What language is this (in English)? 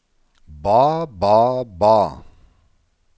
Norwegian